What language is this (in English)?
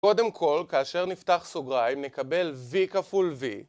Hebrew